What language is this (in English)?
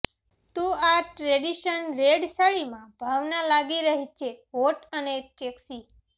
Gujarati